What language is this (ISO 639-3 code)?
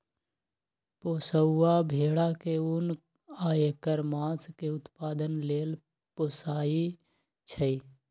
mag